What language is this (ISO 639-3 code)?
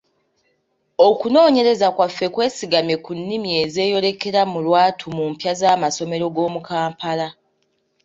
lug